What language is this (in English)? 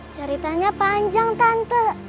Indonesian